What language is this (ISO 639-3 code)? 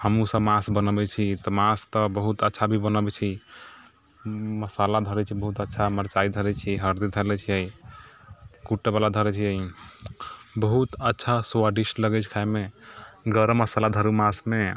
mai